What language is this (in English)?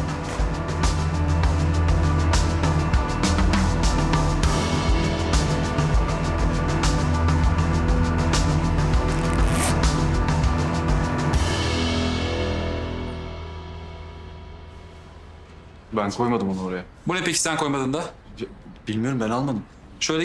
Turkish